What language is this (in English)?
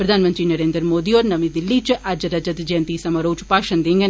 Dogri